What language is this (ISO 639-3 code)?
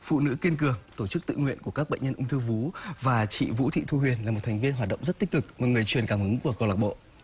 vie